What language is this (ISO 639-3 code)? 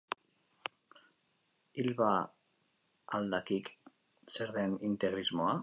eus